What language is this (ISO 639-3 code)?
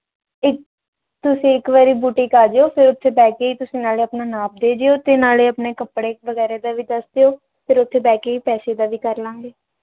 pan